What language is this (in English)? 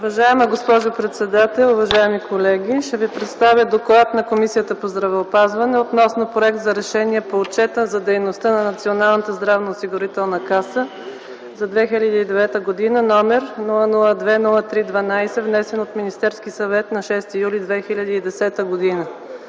Bulgarian